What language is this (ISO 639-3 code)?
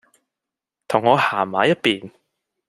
yue